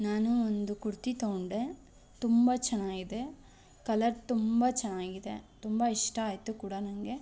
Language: Kannada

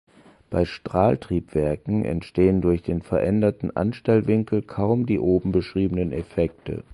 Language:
German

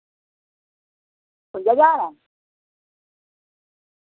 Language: Dogri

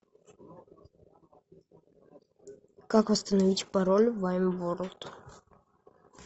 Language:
Russian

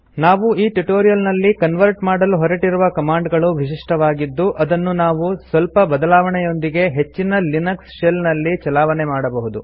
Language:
Kannada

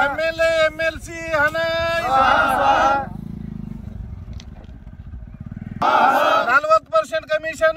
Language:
Hindi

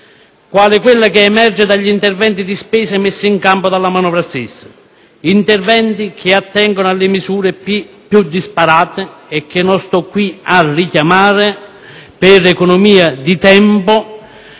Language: Italian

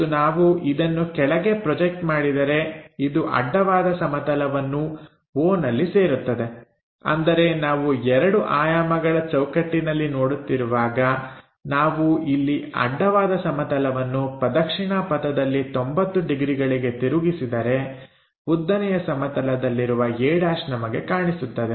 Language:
Kannada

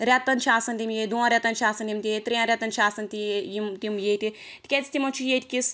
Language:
Kashmiri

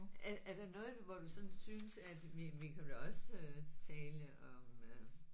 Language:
Danish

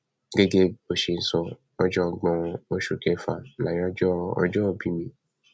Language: Yoruba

